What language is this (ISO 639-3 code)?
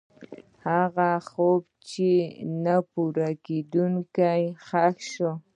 pus